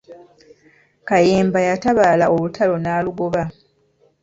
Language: Ganda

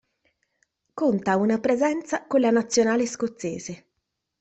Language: Italian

